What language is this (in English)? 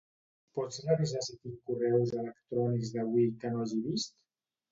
Catalan